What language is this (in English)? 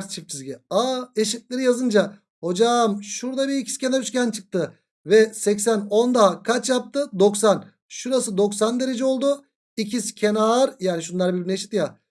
Turkish